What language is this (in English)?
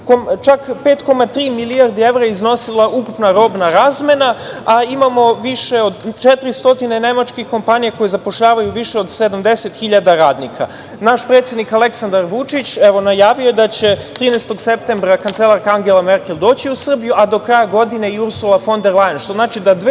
Serbian